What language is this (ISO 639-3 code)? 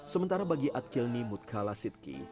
ind